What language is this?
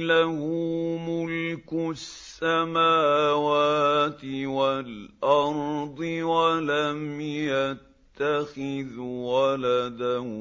Arabic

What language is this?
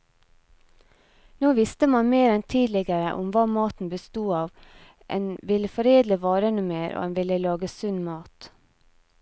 Norwegian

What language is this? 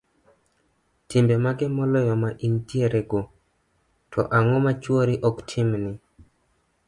Luo (Kenya and Tanzania)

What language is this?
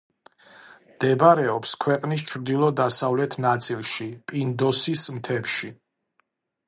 Georgian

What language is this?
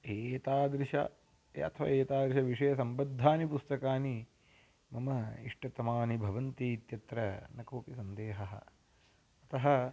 Sanskrit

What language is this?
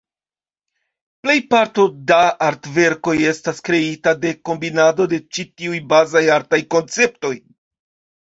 Esperanto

